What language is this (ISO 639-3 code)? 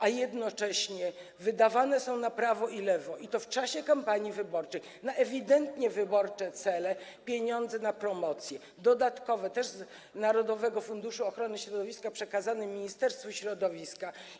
pol